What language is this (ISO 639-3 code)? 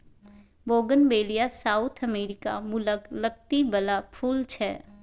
mai